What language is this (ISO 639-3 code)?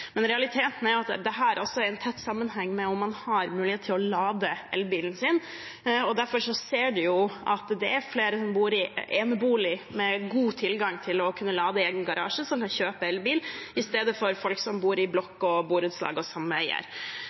nob